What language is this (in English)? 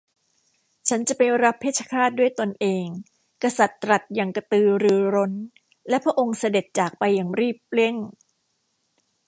Thai